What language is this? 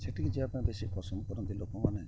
Odia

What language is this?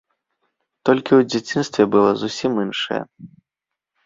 Belarusian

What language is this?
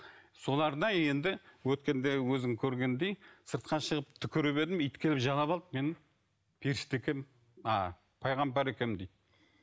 Kazakh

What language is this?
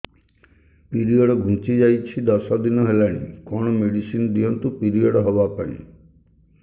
Odia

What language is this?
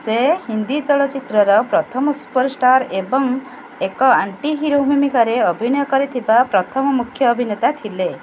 Odia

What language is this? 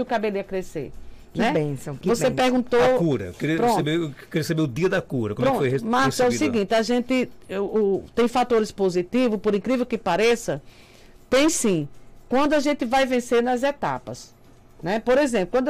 Portuguese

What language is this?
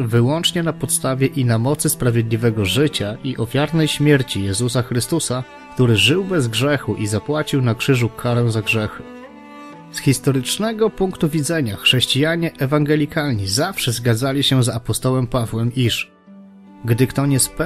Polish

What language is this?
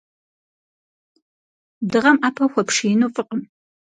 Kabardian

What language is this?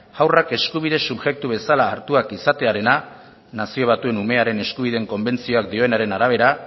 Basque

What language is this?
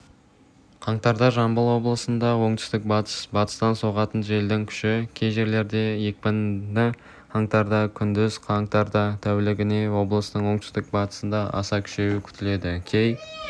Kazakh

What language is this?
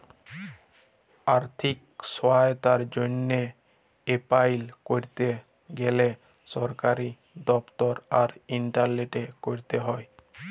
Bangla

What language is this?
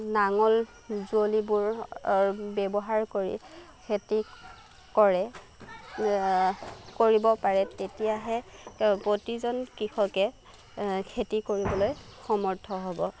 Assamese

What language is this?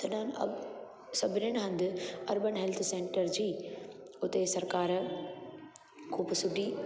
Sindhi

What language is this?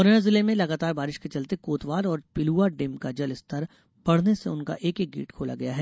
Hindi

